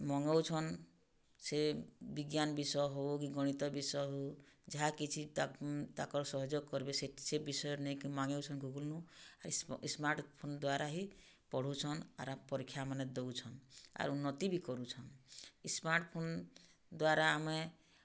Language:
Odia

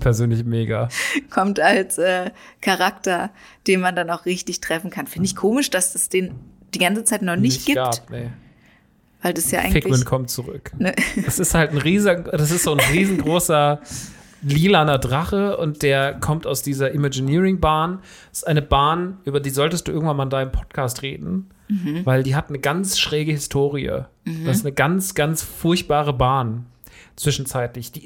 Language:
German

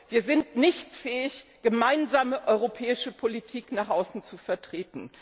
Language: German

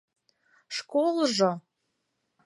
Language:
Mari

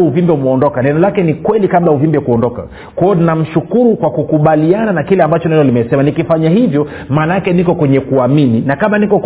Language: Swahili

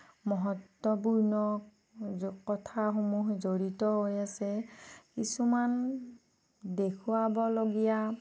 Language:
Assamese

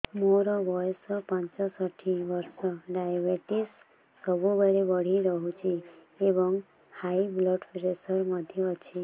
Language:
Odia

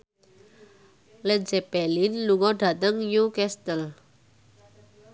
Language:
Javanese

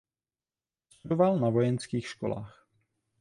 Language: Czech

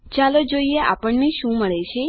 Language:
Gujarati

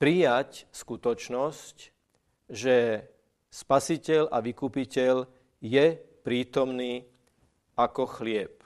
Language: Slovak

